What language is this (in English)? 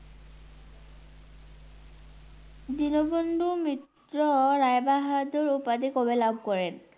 Bangla